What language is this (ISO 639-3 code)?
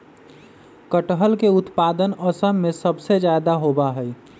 mag